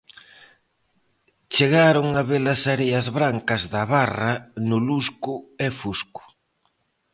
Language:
Galician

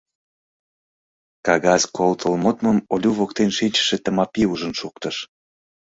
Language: Mari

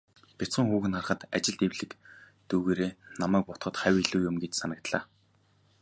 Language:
Mongolian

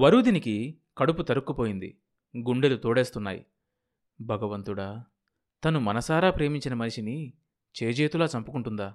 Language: Telugu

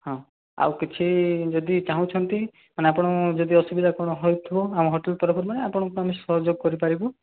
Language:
Odia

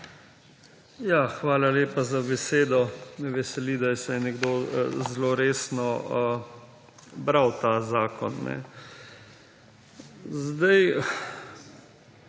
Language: Slovenian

